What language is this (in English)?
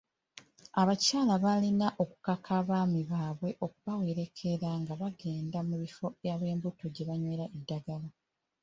Ganda